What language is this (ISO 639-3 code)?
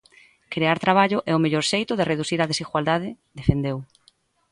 glg